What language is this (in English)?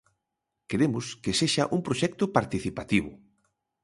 Galician